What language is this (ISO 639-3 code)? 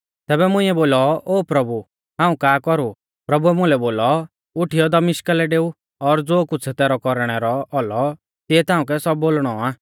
bfz